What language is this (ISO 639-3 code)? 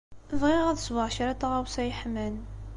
kab